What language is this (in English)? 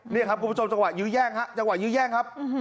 Thai